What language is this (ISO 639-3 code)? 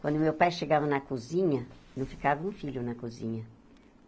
por